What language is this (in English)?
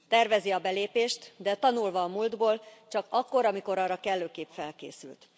Hungarian